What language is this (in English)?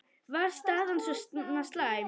Icelandic